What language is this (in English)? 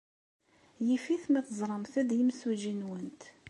Kabyle